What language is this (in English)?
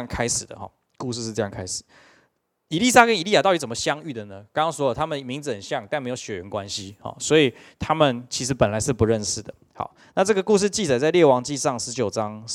Chinese